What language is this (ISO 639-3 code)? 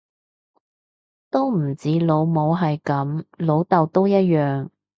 yue